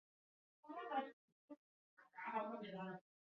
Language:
Chinese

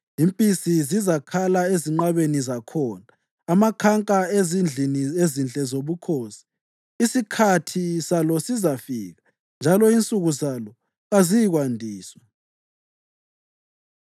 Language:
North Ndebele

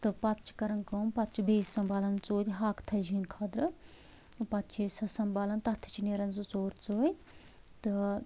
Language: Kashmiri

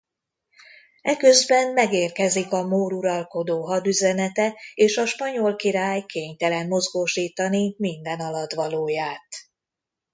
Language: Hungarian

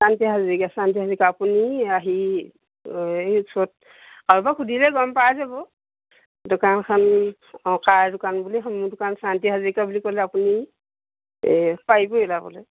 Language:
Assamese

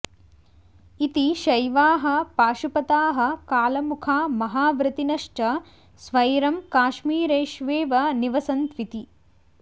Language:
Sanskrit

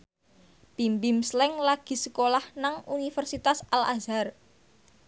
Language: Javanese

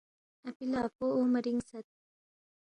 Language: Balti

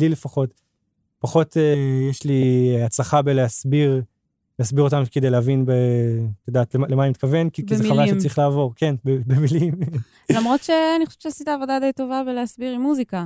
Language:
Hebrew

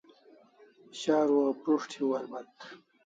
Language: Kalasha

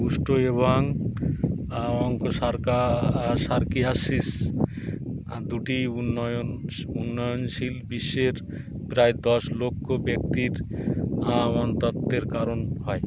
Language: Bangla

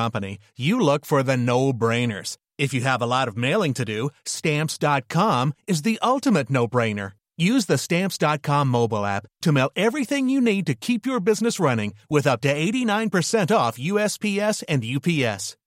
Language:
French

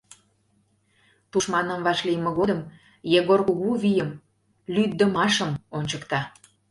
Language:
Mari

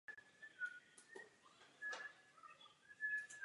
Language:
Czech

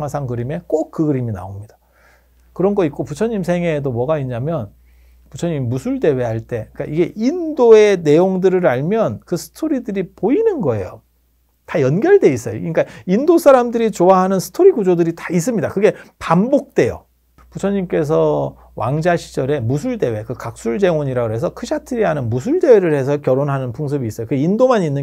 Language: Korean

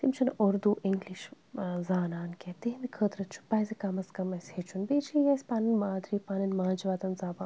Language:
Kashmiri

